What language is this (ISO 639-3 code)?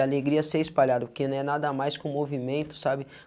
por